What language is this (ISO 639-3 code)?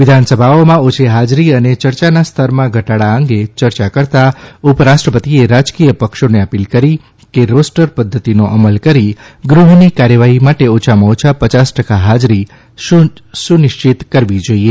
guj